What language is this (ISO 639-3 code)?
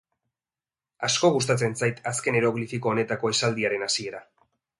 eus